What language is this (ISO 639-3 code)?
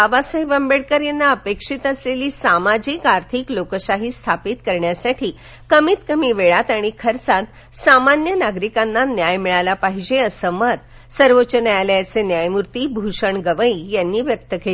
mar